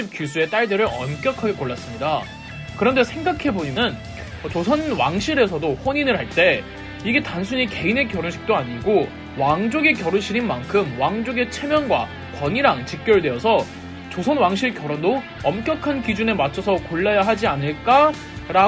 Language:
Korean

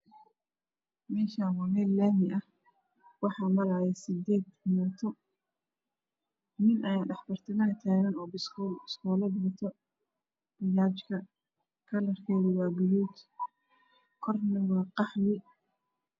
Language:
Somali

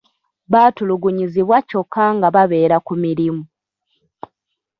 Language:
Ganda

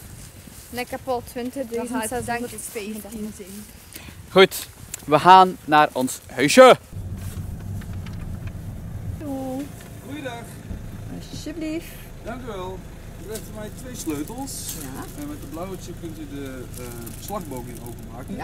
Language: Dutch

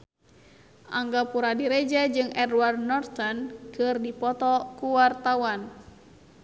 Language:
Sundanese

